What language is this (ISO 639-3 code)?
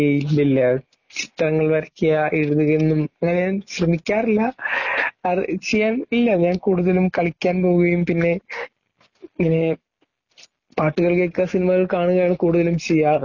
mal